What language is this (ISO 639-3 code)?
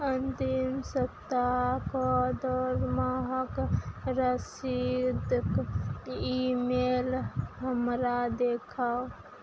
mai